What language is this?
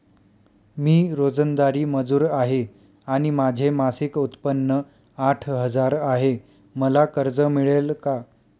Marathi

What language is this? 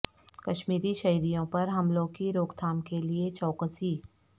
Urdu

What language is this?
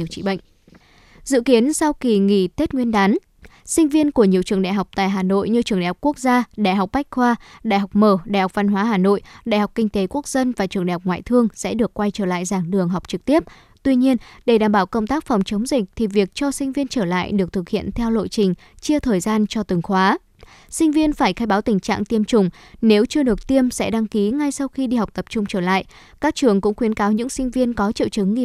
Vietnamese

